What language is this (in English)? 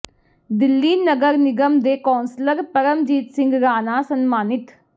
Punjabi